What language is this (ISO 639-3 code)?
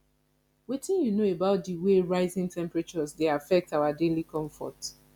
pcm